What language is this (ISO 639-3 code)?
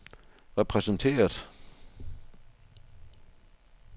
dan